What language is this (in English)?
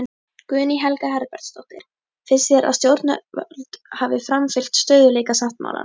Icelandic